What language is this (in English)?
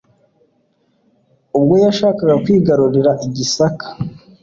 Kinyarwanda